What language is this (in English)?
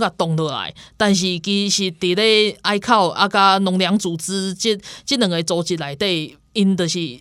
Chinese